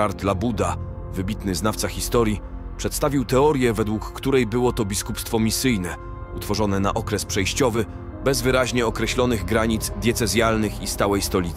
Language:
Polish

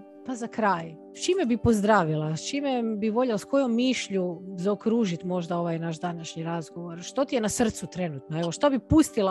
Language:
Croatian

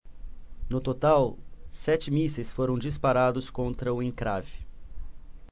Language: Portuguese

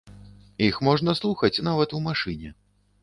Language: Belarusian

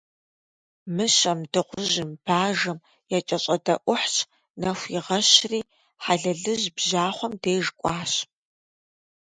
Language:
Kabardian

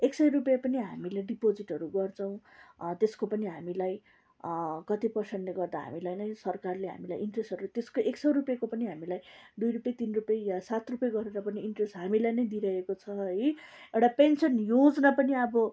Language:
Nepali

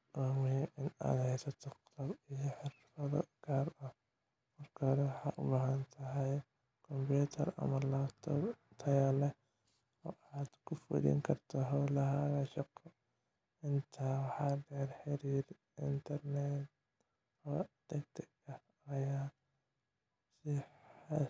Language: Somali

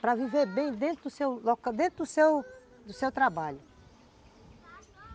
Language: Portuguese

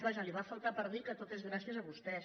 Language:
Catalan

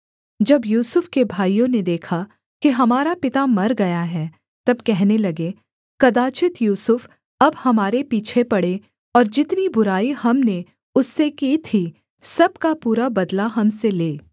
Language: Hindi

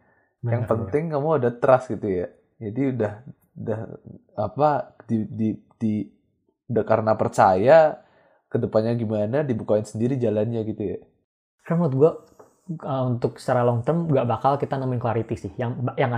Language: Indonesian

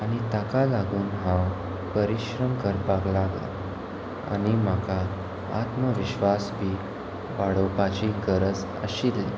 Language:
Konkani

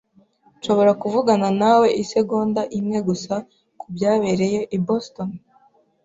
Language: Kinyarwanda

